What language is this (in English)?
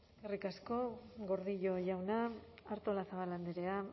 Basque